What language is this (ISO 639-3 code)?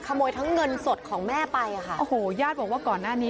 tha